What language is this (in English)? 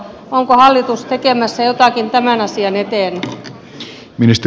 Finnish